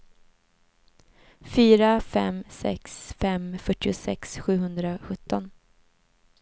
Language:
Swedish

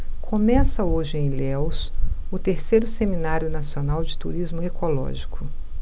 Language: Portuguese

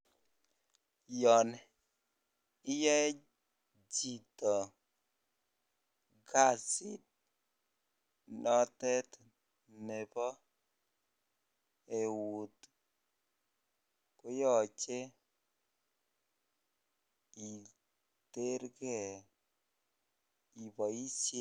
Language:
Kalenjin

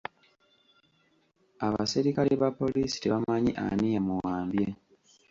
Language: Ganda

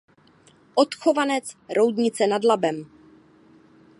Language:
Czech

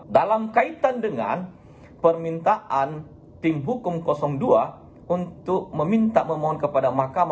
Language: Indonesian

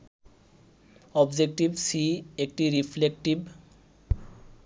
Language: Bangla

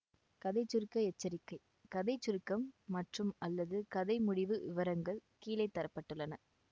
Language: Tamil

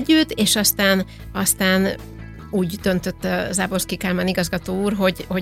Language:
Hungarian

